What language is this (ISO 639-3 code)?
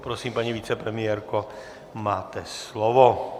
ces